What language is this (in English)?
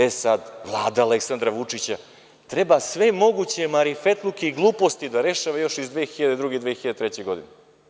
Serbian